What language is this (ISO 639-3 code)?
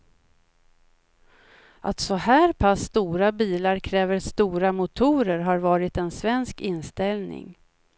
swe